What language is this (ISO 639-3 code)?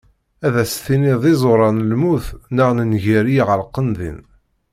kab